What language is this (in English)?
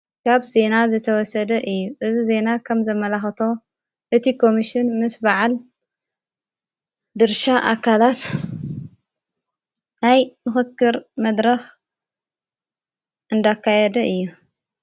Tigrinya